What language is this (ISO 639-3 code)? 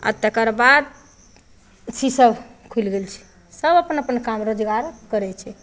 mai